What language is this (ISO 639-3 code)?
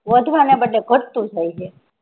guj